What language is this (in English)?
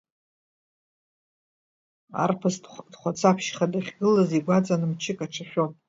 Abkhazian